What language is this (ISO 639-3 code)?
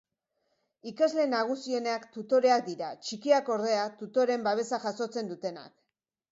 eus